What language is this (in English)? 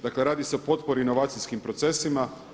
Croatian